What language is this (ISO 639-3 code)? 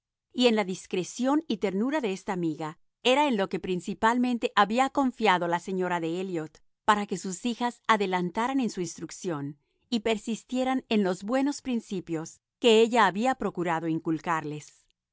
spa